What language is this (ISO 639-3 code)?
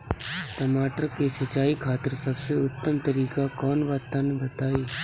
bho